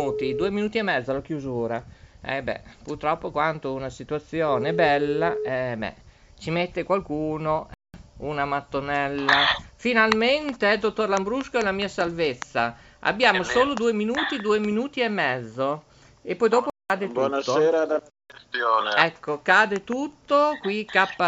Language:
Italian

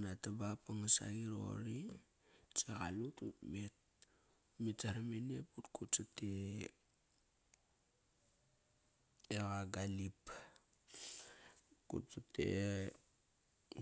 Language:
Kairak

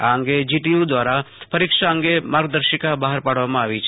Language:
Gujarati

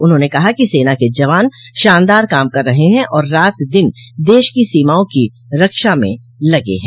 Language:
Hindi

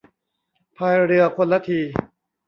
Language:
Thai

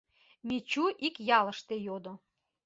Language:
Mari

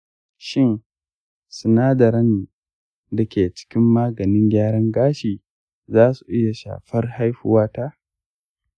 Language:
Hausa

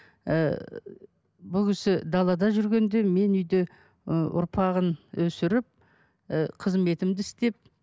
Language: Kazakh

